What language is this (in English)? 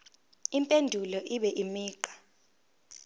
Zulu